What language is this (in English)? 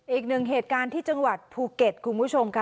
Thai